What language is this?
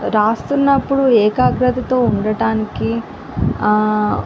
Telugu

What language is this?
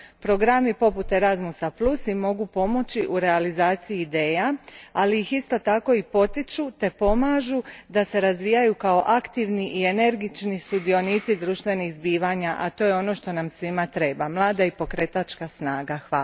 Croatian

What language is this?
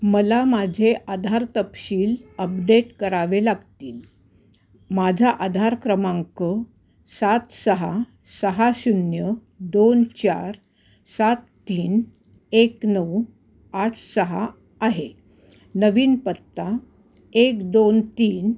Marathi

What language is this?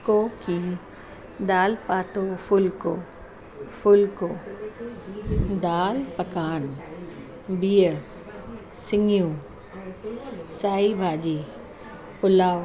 Sindhi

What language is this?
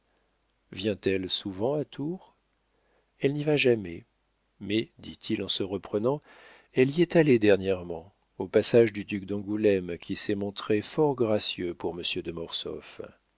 French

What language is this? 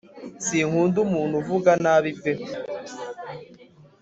Kinyarwanda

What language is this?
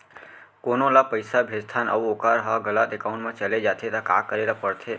Chhattisgarhi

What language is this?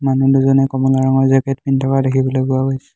Assamese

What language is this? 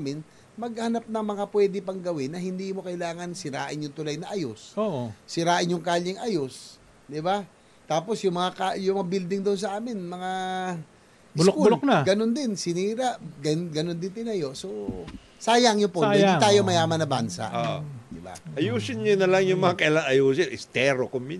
Filipino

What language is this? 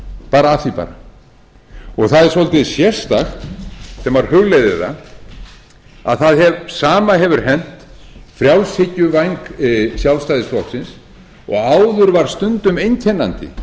Icelandic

